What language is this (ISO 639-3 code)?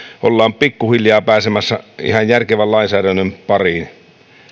fin